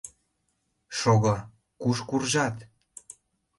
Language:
Mari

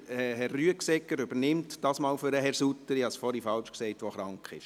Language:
Swiss German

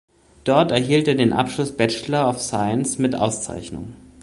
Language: German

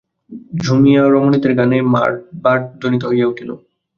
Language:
Bangla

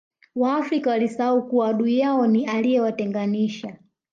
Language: Swahili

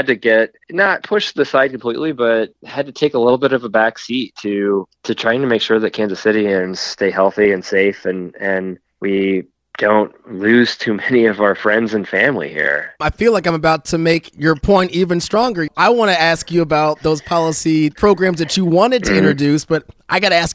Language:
English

